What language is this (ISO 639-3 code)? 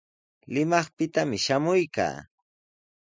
qws